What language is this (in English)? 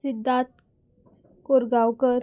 Konkani